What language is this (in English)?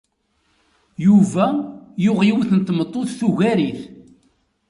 Kabyle